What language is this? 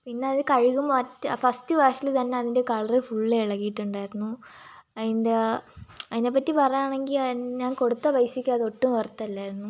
Malayalam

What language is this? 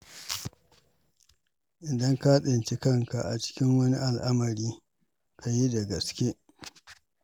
Hausa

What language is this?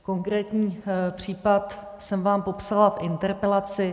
Czech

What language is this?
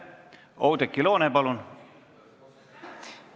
Estonian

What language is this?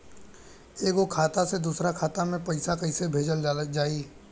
Bhojpuri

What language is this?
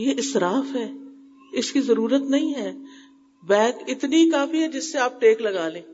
Urdu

